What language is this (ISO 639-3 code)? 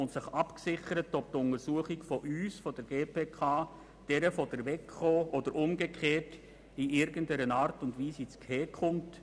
gsw